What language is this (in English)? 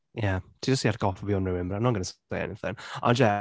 Welsh